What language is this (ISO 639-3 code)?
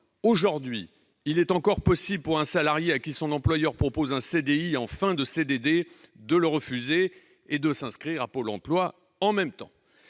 fra